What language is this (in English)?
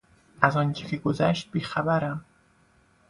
Persian